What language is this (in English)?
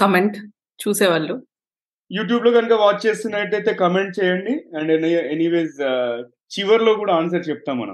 Telugu